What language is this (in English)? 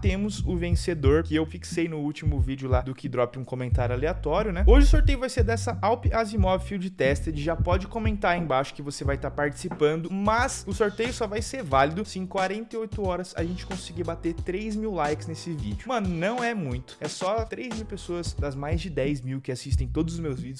Portuguese